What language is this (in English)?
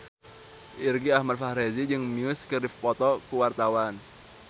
Sundanese